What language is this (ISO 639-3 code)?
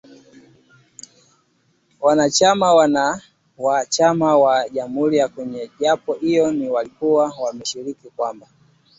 swa